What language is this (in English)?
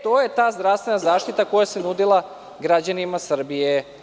Serbian